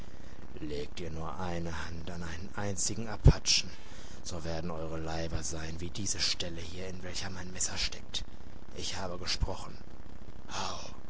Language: German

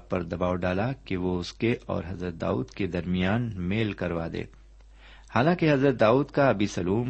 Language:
Urdu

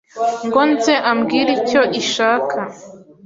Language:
Kinyarwanda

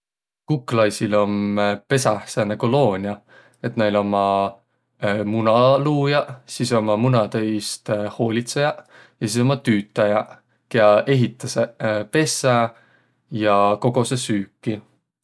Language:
Võro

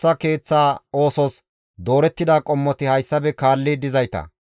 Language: Gamo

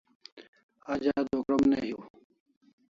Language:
Kalasha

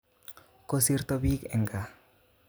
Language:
Kalenjin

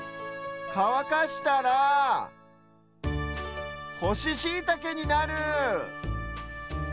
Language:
Japanese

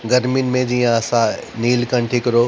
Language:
Sindhi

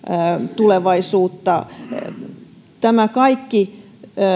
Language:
Finnish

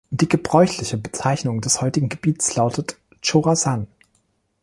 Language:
German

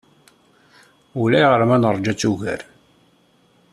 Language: Kabyle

